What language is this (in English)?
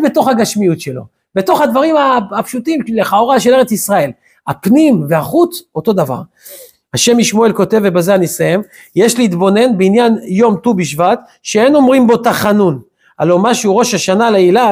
Hebrew